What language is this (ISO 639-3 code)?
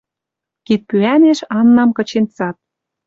mrj